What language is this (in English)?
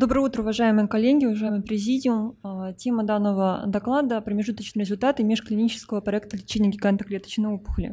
Russian